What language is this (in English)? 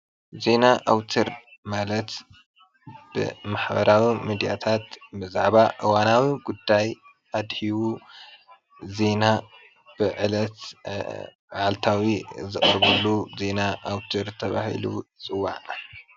Tigrinya